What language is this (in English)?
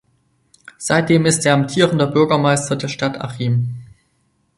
German